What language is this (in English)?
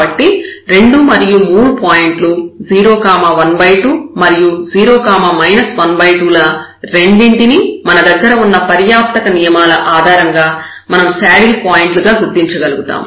Telugu